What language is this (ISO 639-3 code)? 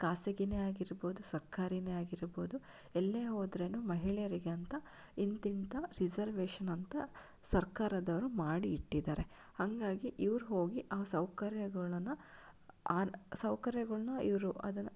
kan